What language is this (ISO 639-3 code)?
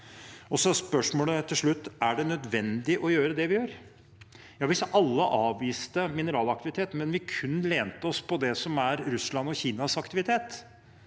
nor